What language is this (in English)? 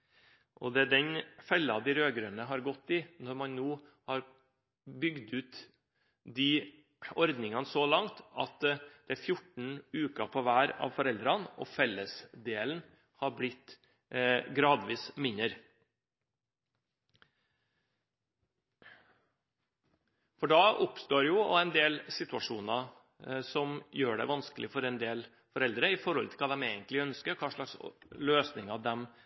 Norwegian Bokmål